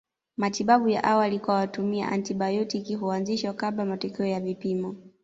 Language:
Swahili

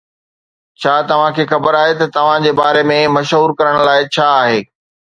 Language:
Sindhi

